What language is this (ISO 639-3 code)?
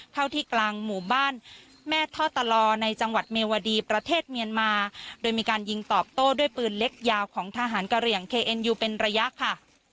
tha